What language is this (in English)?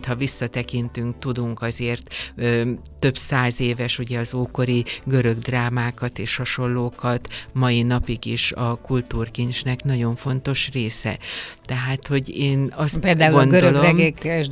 Hungarian